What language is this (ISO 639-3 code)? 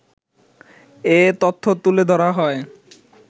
ben